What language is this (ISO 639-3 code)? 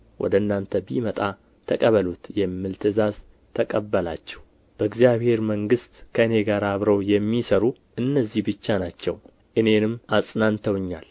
amh